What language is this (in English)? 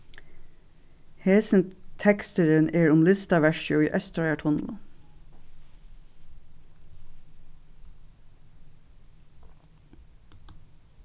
Faroese